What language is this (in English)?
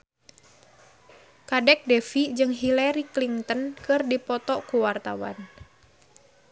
Sundanese